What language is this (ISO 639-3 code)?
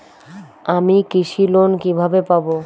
ben